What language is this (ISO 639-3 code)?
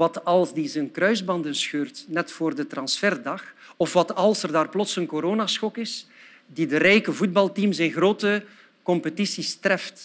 nld